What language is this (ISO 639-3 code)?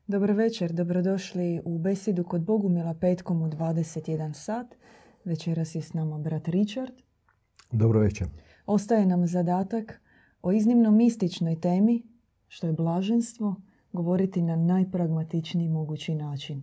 hrv